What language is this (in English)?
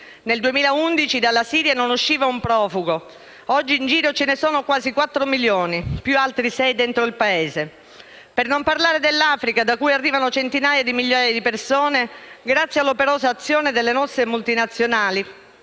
Italian